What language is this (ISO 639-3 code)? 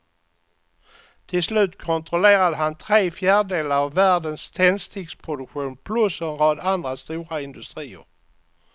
swe